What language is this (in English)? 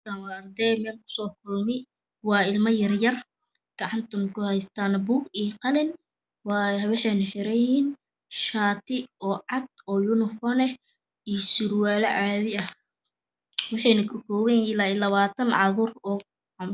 Somali